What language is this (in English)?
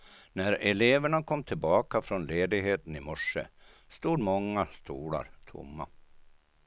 Swedish